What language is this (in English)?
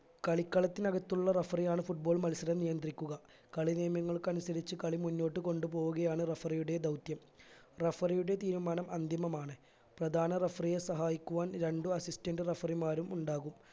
Malayalam